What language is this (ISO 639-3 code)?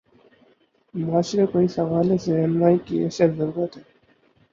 urd